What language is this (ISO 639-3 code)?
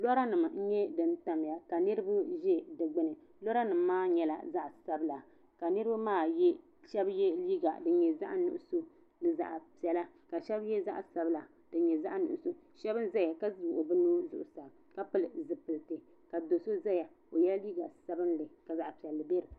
dag